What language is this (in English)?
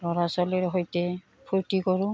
Assamese